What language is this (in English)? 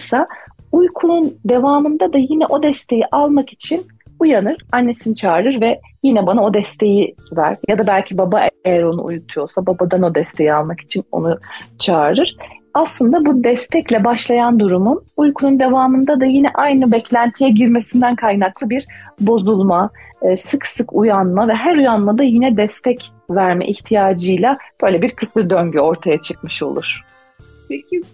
Turkish